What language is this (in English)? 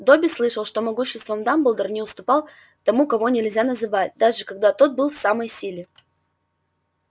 Russian